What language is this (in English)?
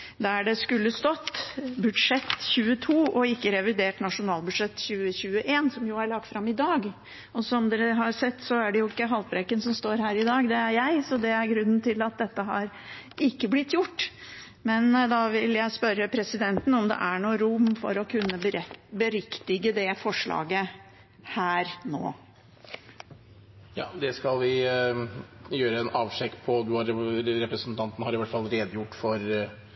Norwegian Bokmål